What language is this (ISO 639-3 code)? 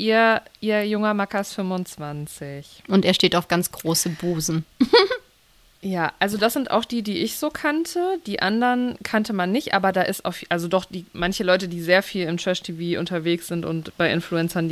deu